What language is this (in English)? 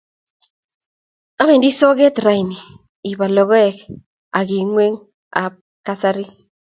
Kalenjin